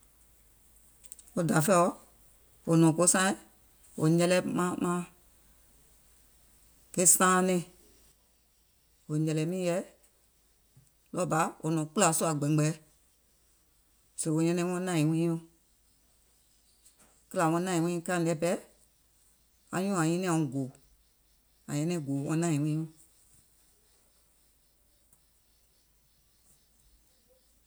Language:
Gola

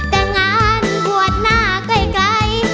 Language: Thai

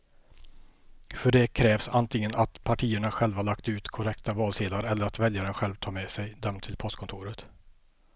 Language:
Swedish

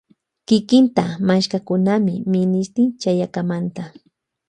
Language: Loja Highland Quichua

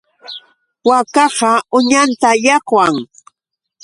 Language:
Yauyos Quechua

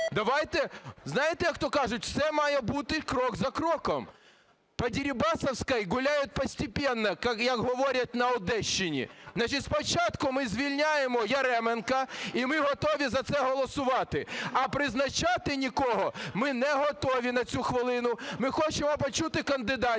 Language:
Ukrainian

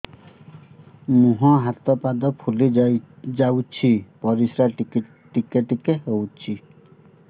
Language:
Odia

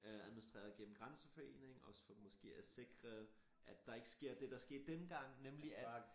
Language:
Danish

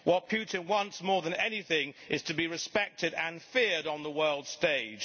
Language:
English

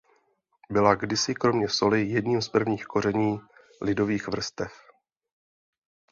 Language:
Czech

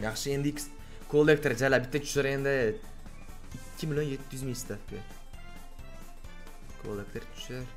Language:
Turkish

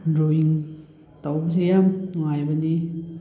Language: Manipuri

